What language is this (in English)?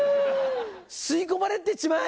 Japanese